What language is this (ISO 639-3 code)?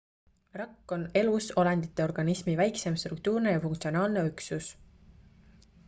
est